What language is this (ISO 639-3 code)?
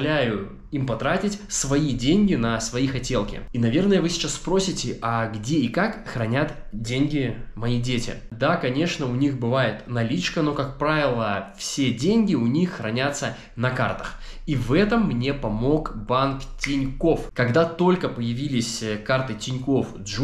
rus